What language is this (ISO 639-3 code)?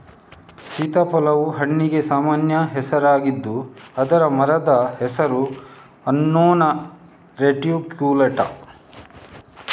kan